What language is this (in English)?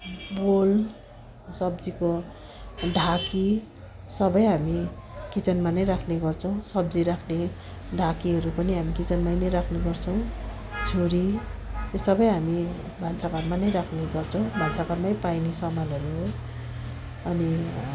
Nepali